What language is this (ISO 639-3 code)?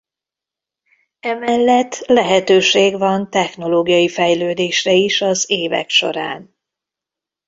hun